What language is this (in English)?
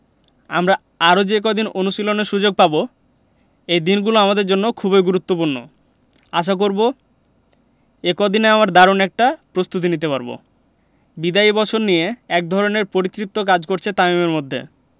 Bangla